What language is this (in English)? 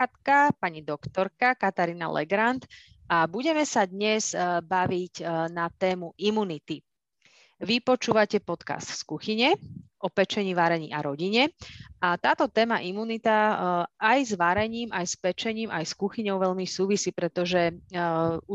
Slovak